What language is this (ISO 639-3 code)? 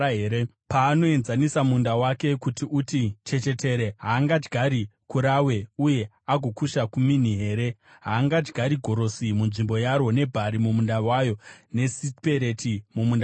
sna